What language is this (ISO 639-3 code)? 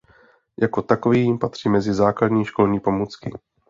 ces